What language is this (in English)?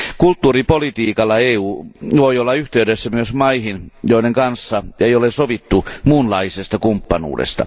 Finnish